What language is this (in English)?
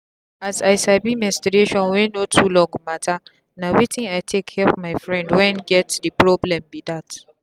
Nigerian Pidgin